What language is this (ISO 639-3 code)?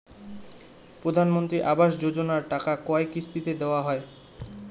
ben